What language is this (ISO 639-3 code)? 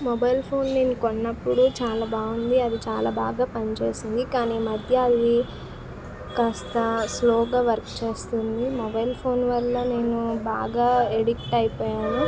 tel